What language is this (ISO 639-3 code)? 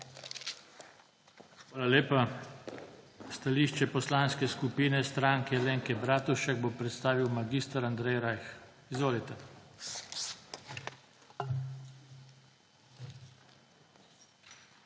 slv